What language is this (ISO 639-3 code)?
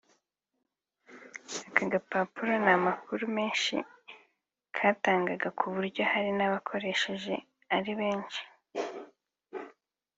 kin